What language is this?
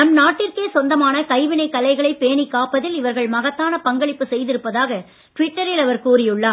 Tamil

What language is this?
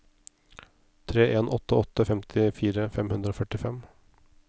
Norwegian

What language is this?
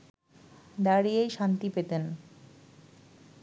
Bangla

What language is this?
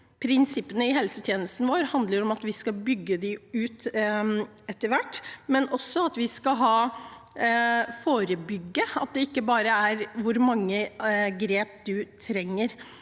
Norwegian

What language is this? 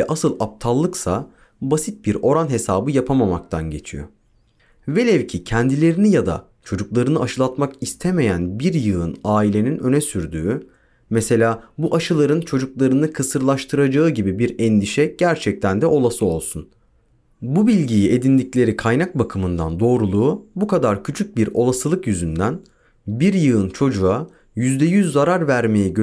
Turkish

